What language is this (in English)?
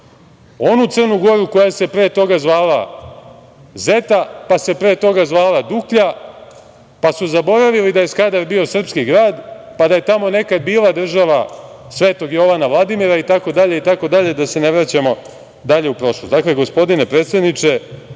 Serbian